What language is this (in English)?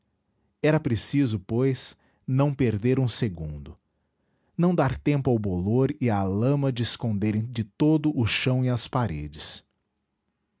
Portuguese